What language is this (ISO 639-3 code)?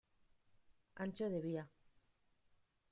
spa